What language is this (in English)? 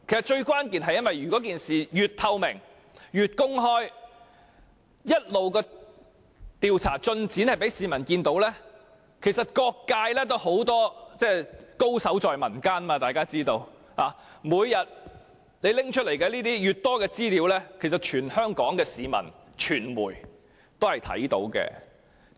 Cantonese